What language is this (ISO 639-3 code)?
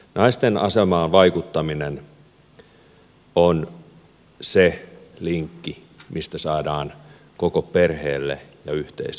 fin